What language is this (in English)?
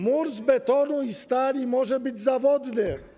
Polish